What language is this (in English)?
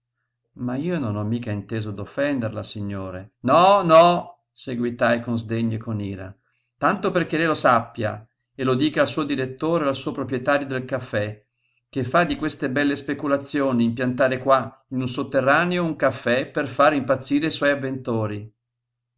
Italian